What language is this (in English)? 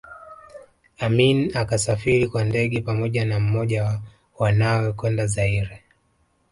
Swahili